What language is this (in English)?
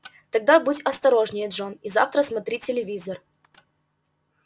Russian